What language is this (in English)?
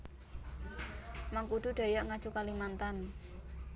Javanese